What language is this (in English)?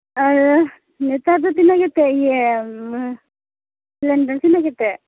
Santali